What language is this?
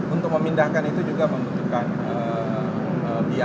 Indonesian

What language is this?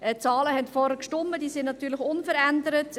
Swiss German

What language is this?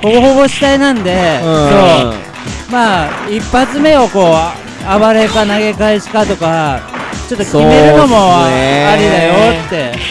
Japanese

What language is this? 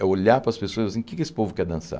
Portuguese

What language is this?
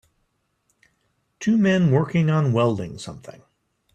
English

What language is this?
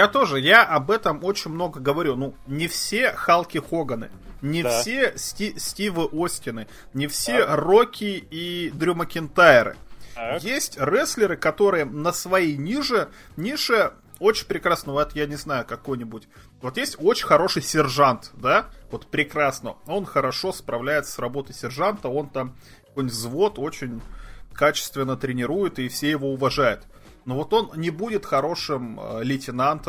Russian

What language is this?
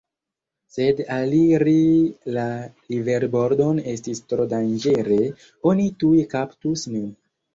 Esperanto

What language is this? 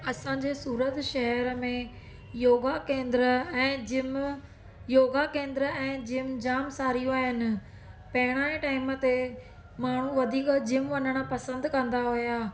Sindhi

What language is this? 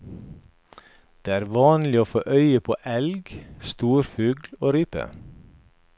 Norwegian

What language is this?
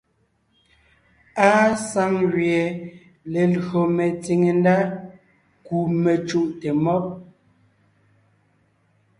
Ngiemboon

